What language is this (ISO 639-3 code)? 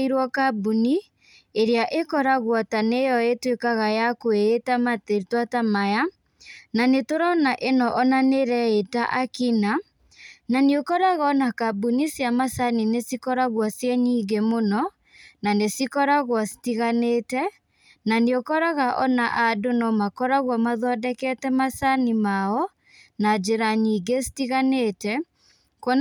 kik